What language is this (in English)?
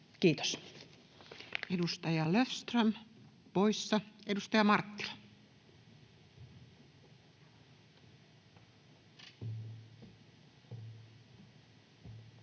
Finnish